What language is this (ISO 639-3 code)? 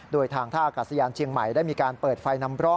tha